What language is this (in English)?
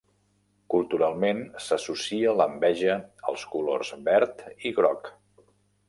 Catalan